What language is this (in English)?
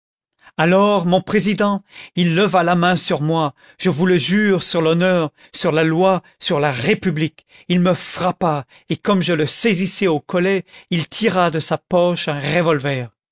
French